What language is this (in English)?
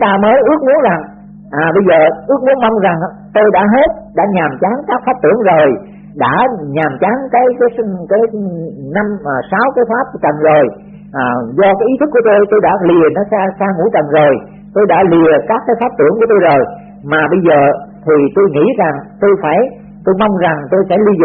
Vietnamese